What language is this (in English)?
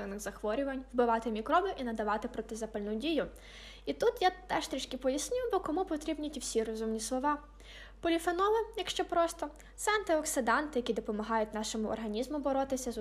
Ukrainian